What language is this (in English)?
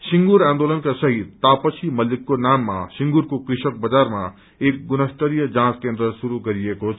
Nepali